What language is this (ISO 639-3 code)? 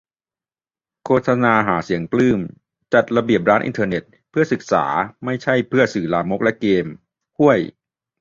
tha